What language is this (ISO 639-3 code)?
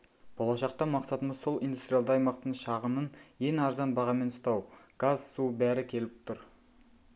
kaz